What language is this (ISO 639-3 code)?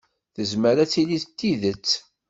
kab